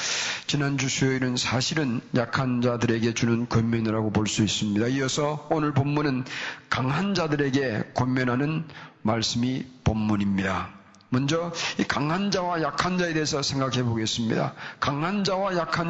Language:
Korean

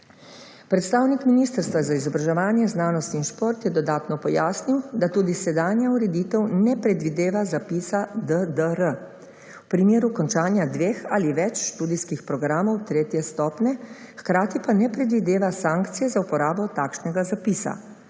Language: Slovenian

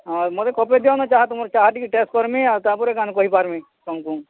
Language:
Odia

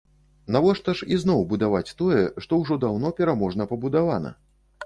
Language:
Belarusian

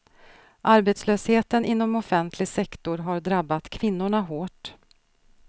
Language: Swedish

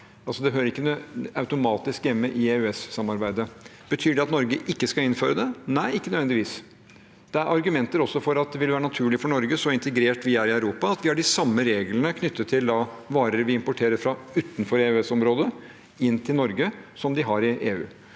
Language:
Norwegian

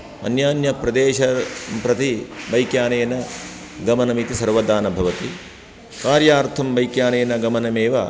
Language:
Sanskrit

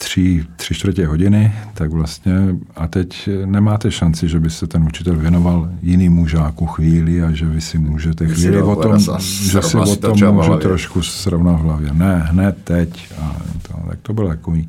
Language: Czech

